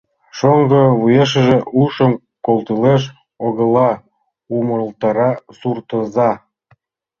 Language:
Mari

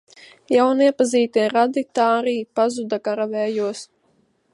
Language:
Latvian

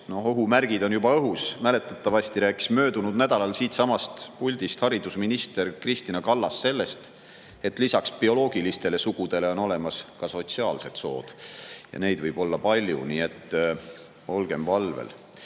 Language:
Estonian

